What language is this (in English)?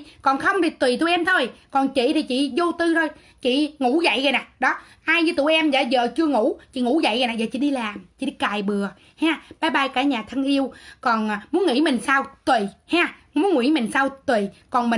Vietnamese